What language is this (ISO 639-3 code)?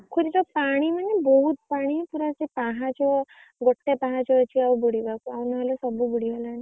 ori